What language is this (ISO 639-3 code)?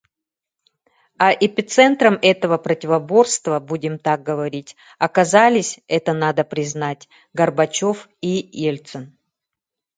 sah